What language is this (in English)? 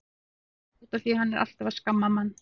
Icelandic